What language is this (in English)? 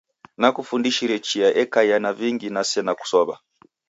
Taita